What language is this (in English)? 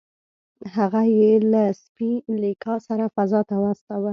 Pashto